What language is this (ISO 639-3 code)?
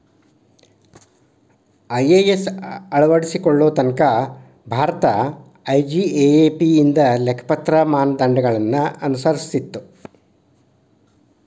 kan